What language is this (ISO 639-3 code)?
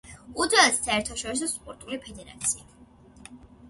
kat